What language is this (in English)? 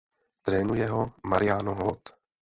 Czech